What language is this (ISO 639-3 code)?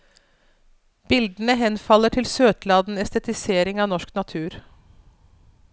nor